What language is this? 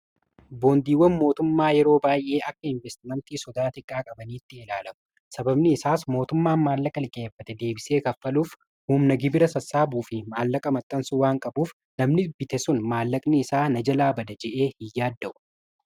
Oromo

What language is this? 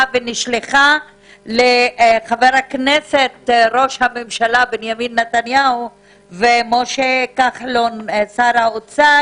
Hebrew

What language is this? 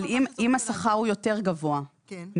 Hebrew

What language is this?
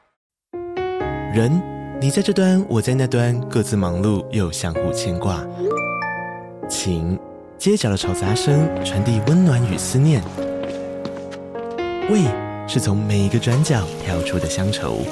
Chinese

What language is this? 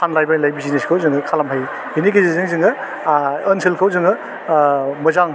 Bodo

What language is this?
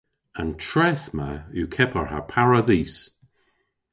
Cornish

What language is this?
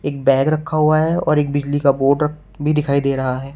Hindi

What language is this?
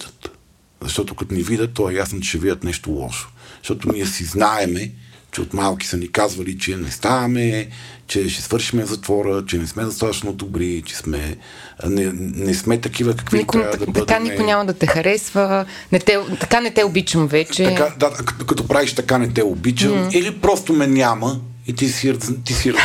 Bulgarian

